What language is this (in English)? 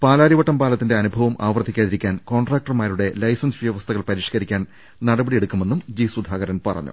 Malayalam